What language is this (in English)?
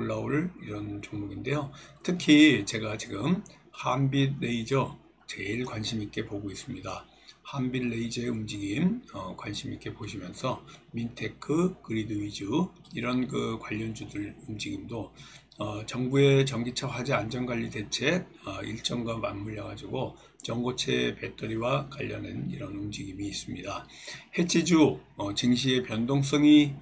Korean